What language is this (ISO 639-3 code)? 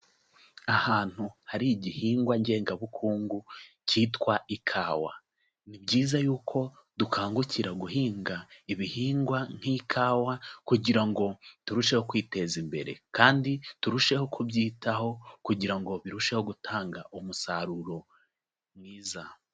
kin